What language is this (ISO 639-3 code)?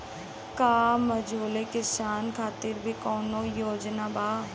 bho